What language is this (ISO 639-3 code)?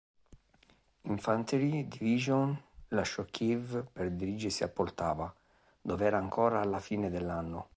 ita